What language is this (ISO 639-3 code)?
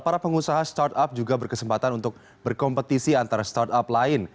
ind